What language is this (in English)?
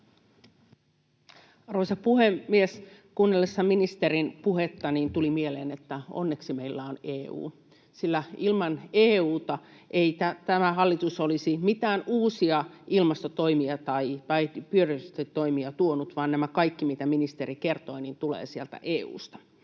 Finnish